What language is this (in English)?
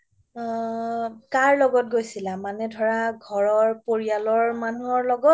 Assamese